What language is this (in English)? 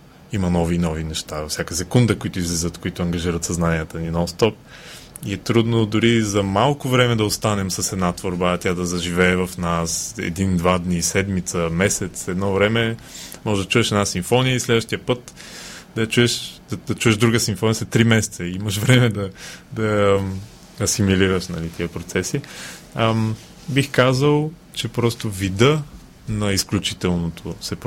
Bulgarian